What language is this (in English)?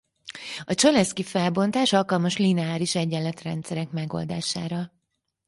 Hungarian